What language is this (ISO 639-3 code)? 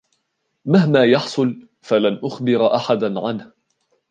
ara